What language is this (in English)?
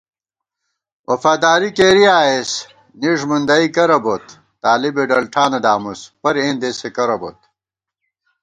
Gawar-Bati